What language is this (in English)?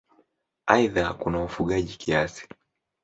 Swahili